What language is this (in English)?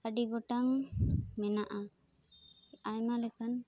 Santali